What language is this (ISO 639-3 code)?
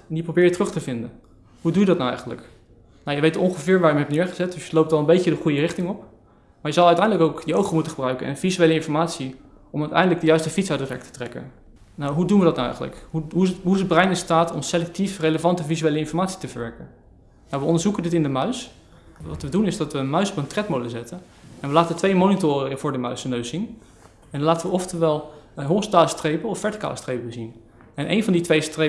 nld